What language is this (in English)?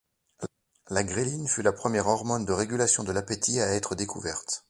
French